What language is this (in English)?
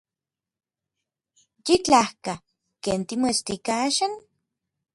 Orizaba Nahuatl